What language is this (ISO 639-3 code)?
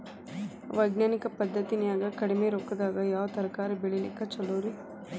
kan